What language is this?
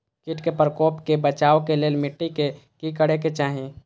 Maithili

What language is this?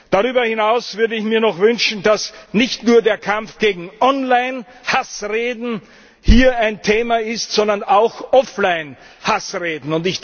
German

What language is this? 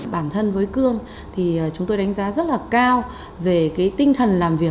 Vietnamese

